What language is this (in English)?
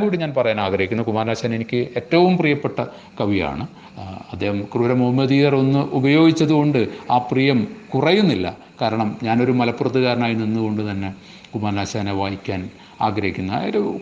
Malayalam